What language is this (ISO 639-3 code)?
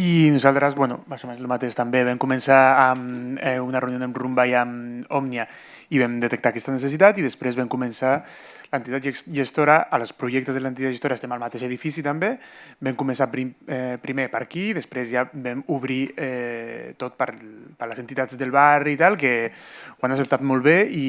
cat